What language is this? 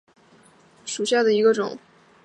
Chinese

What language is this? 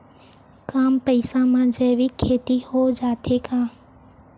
Chhattisgarhi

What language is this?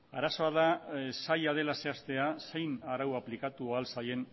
Basque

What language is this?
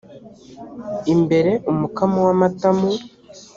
Kinyarwanda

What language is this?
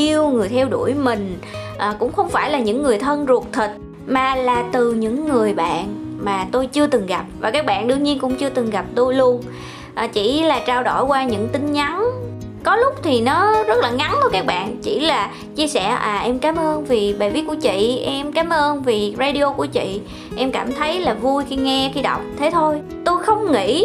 Vietnamese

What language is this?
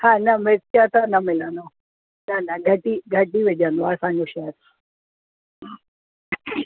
Sindhi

